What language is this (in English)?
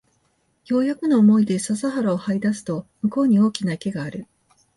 Japanese